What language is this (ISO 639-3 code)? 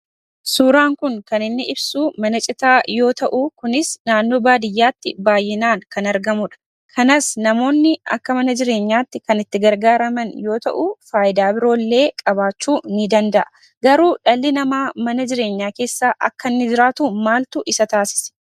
orm